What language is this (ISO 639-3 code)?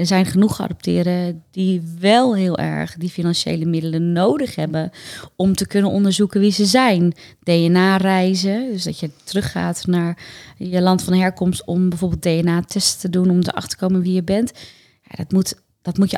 nld